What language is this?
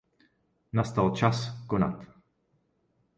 Czech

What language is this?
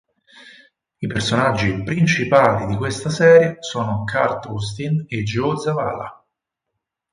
Italian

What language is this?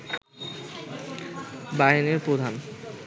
Bangla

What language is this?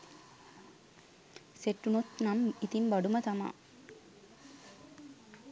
Sinhala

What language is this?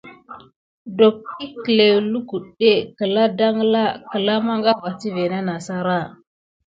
Gidar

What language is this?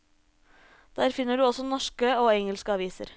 Norwegian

